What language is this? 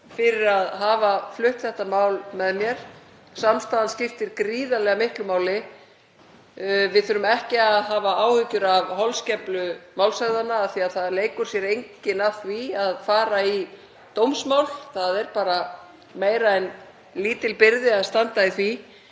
Icelandic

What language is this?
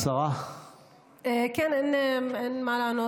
Hebrew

